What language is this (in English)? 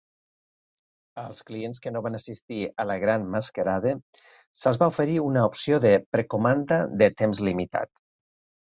Catalan